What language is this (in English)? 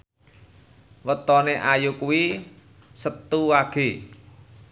Javanese